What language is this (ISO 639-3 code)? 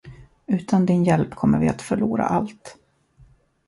swe